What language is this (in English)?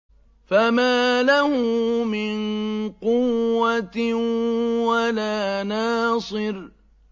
Arabic